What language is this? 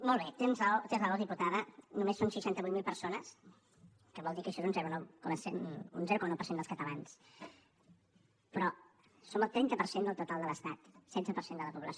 Catalan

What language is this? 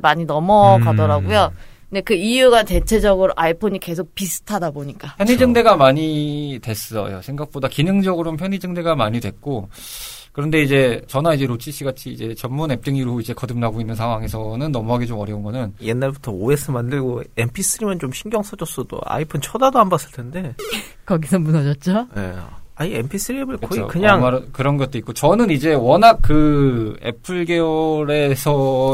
Korean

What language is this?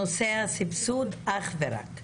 Hebrew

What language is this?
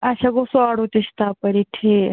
Kashmiri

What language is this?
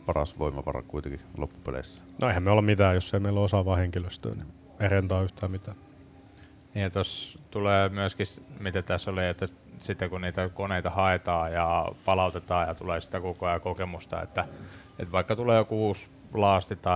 Finnish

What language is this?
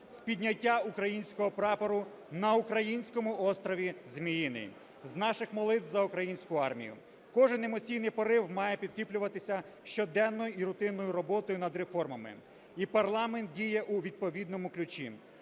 Ukrainian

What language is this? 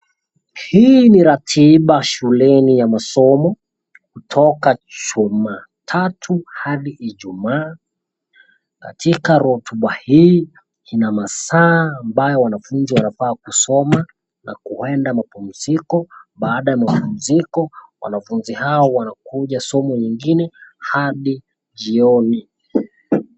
Swahili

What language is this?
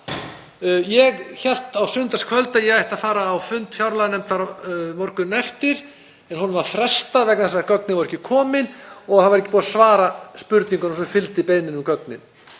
Icelandic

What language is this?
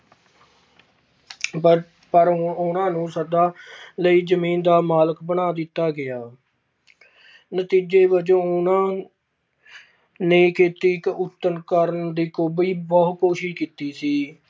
Punjabi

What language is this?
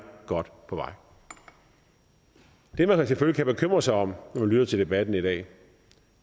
Danish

